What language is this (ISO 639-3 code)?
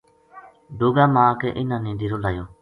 gju